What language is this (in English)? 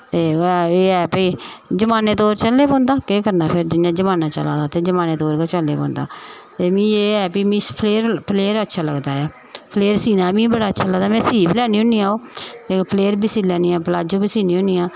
Dogri